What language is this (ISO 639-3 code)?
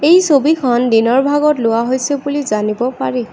asm